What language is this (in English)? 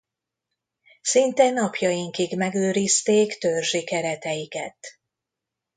Hungarian